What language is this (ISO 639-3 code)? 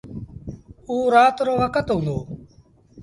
sbn